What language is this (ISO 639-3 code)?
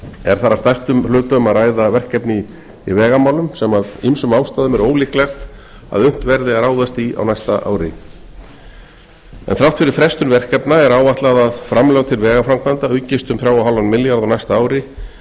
isl